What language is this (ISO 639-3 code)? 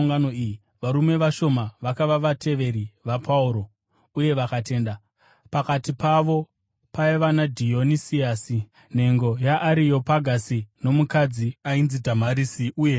sna